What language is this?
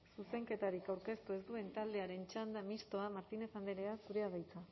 Basque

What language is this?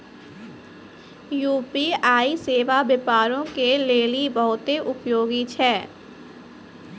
Maithili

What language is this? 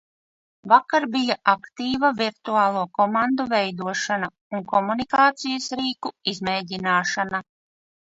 Latvian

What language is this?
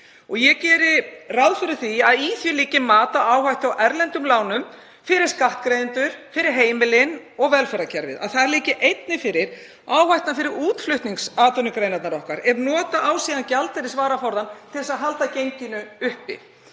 Icelandic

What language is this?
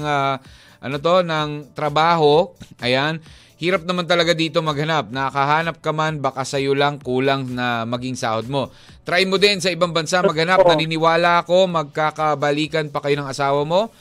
Filipino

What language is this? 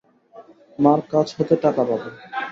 Bangla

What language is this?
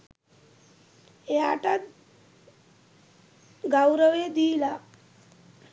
Sinhala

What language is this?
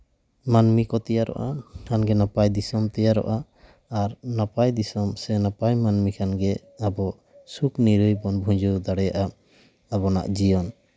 Santali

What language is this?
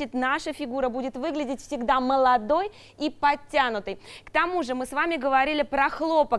Russian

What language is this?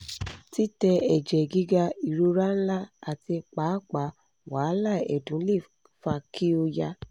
Yoruba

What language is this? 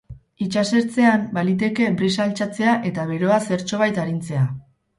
Basque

